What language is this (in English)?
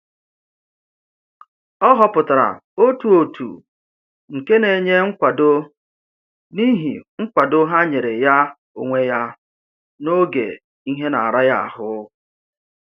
Igbo